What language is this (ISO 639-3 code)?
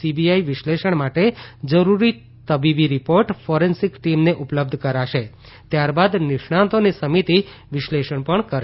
guj